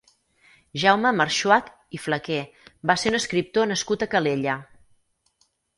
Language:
Catalan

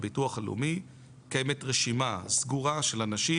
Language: Hebrew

